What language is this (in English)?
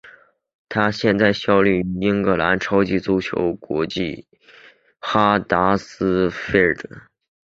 Chinese